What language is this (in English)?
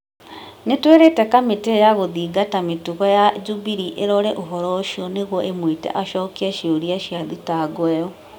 Kikuyu